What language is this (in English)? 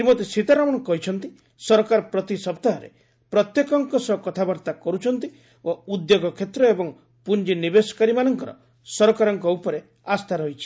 Odia